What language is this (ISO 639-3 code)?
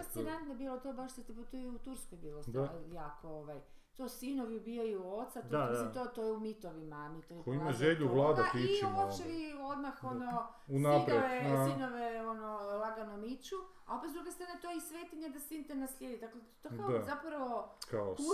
hrv